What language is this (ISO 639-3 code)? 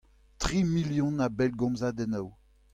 bre